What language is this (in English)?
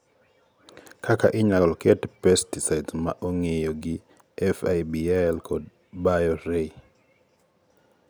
Luo (Kenya and Tanzania)